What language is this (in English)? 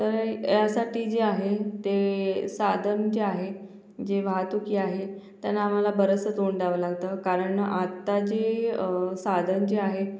Marathi